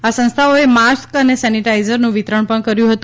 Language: Gujarati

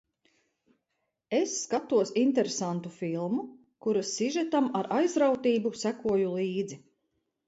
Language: Latvian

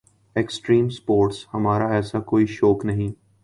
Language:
Urdu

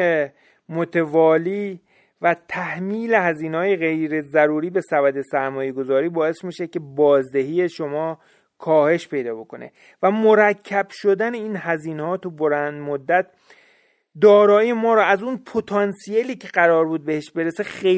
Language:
Persian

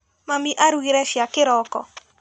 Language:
Kikuyu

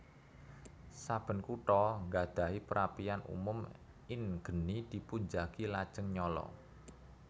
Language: Javanese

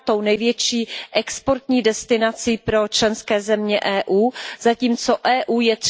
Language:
Czech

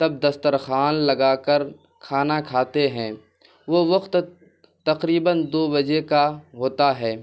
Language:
Urdu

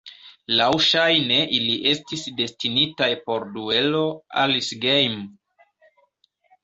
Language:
Esperanto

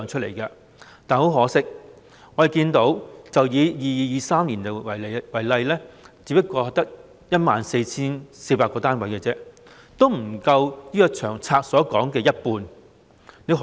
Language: Cantonese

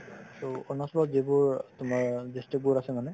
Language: Assamese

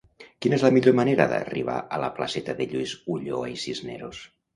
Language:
Catalan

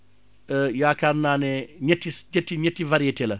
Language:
Wolof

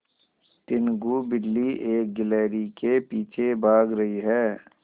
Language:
Hindi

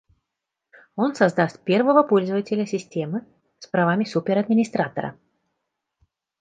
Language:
Russian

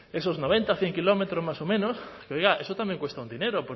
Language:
Spanish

